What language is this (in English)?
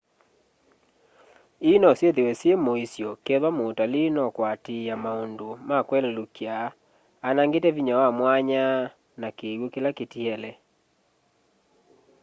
Kamba